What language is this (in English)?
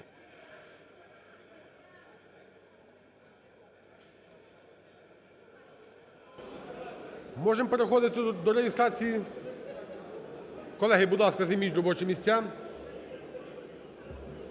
Ukrainian